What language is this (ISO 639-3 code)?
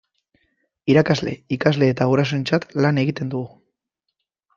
eus